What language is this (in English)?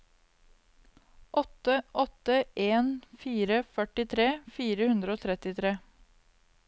Norwegian